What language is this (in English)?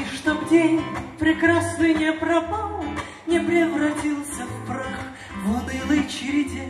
Russian